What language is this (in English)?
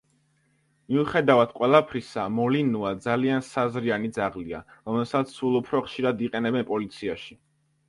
Georgian